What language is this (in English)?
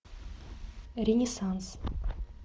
Russian